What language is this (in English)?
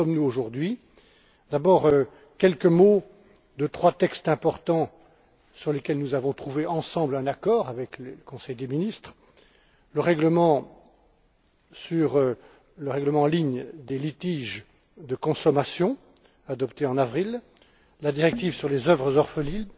French